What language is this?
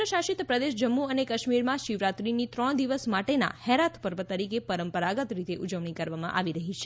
Gujarati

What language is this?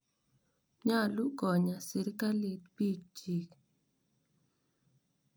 Kalenjin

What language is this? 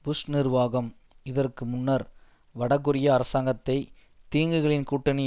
Tamil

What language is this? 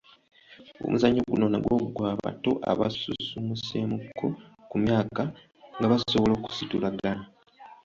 Ganda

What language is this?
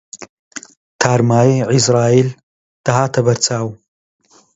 Central Kurdish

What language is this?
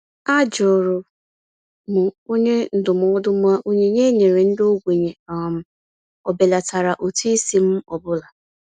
Igbo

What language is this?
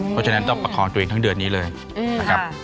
Thai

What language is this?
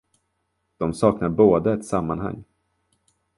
Swedish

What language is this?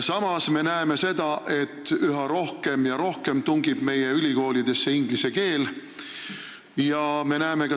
Estonian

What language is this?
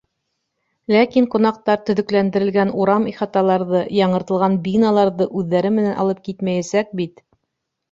Bashkir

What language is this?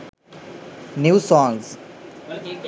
Sinhala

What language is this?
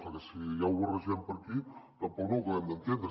Catalan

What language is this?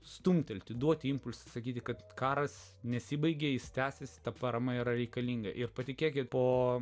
Lithuanian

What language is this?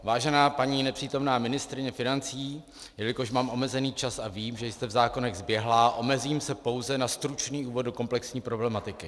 Czech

